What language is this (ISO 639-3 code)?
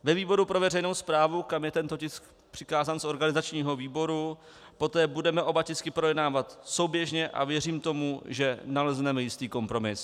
ces